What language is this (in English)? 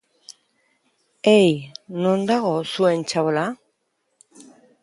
Basque